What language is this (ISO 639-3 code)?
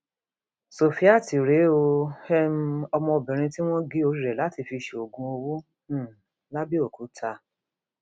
yor